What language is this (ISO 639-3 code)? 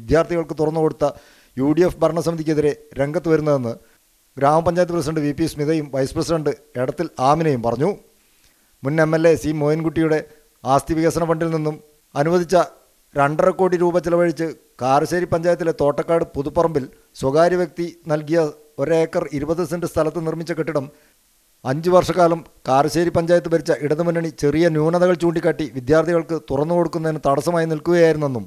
jpn